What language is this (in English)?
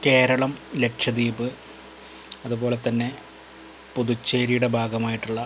Malayalam